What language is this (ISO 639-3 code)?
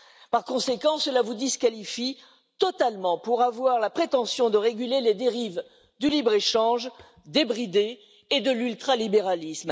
fra